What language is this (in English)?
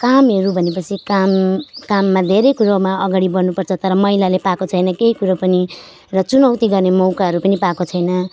Nepali